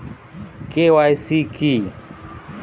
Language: Bangla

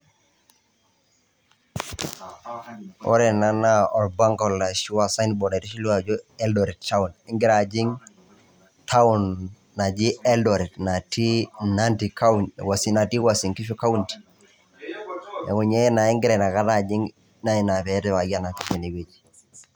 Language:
Masai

